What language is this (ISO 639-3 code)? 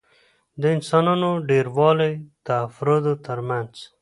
pus